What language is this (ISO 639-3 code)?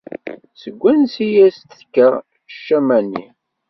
kab